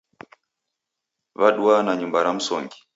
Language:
Taita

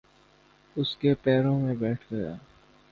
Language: Urdu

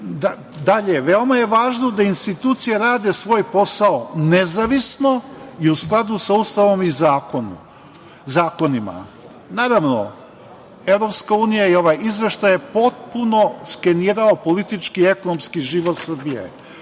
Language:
Serbian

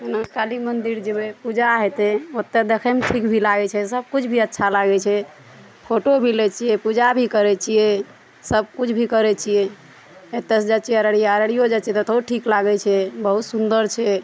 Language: Maithili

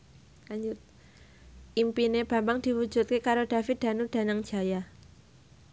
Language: Javanese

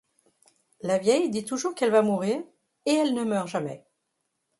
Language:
French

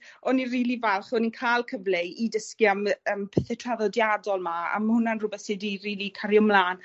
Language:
Welsh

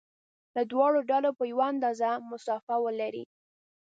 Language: Pashto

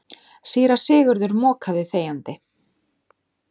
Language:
Icelandic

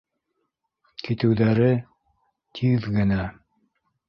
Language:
Bashkir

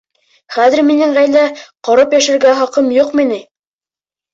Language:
Bashkir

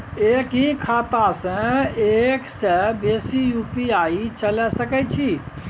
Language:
Maithili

